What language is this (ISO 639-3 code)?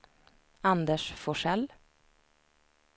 swe